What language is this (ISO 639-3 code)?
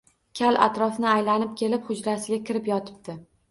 uzb